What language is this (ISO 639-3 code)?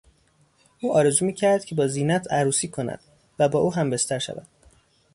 fas